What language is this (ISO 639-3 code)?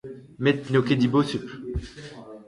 bre